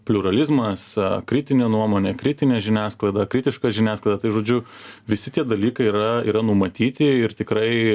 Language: Lithuanian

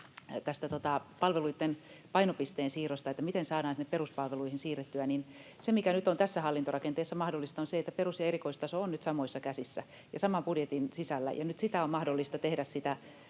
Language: Finnish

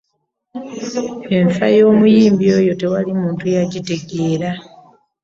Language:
Ganda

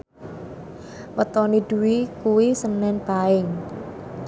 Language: Javanese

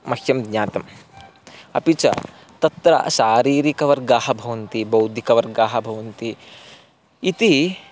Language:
Sanskrit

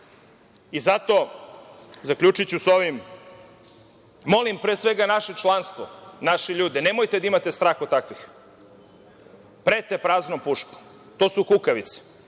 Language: Serbian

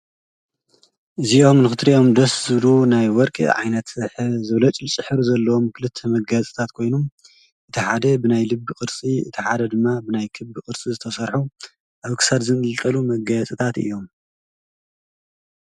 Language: Tigrinya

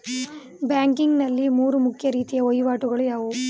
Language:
Kannada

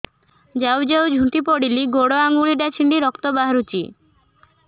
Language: Odia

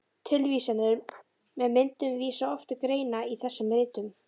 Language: Icelandic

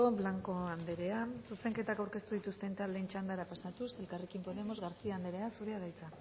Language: Basque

